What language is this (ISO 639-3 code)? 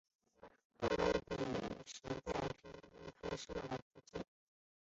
zho